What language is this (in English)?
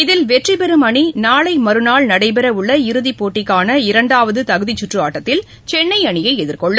Tamil